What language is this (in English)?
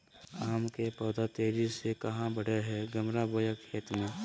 Magahi